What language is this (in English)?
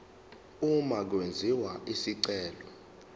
Zulu